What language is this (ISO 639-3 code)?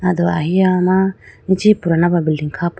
clk